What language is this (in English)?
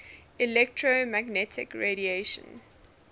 English